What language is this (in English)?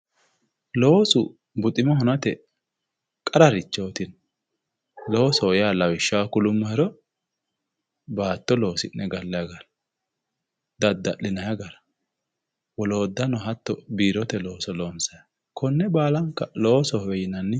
Sidamo